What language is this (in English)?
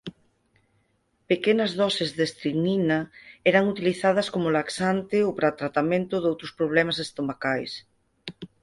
Galician